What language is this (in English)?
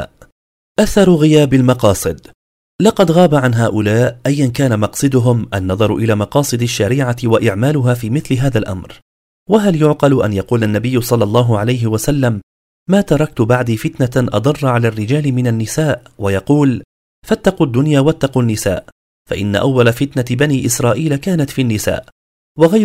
Arabic